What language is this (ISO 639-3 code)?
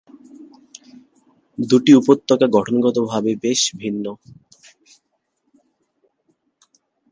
ben